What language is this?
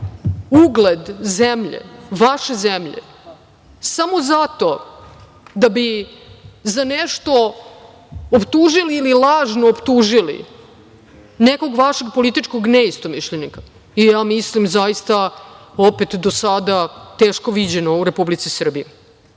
Serbian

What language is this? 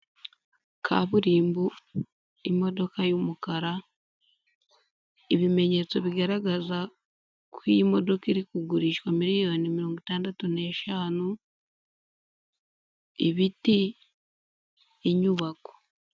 Kinyarwanda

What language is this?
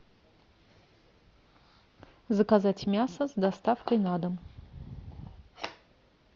Russian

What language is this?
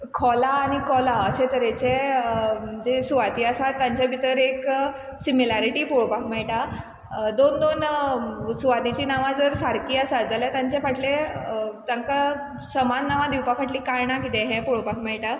Konkani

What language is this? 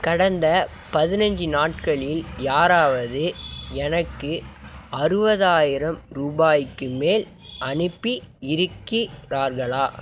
Tamil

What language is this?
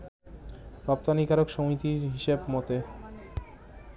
Bangla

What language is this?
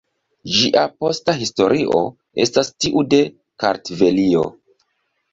Esperanto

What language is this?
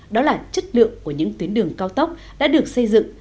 Vietnamese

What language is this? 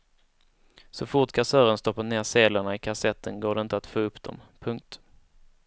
Swedish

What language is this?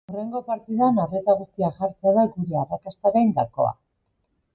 Basque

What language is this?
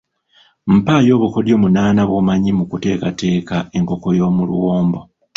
Ganda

